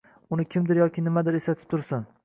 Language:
Uzbek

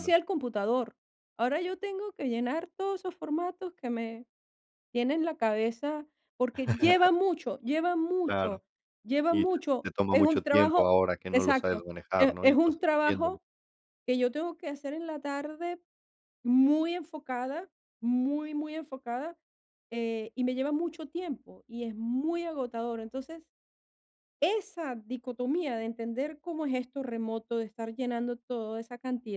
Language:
Spanish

